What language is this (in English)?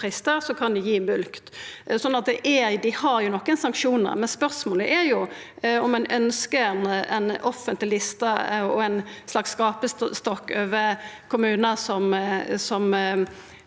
Norwegian